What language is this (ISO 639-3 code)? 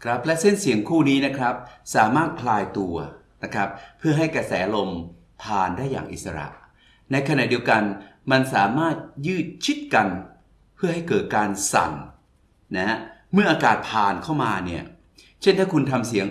tha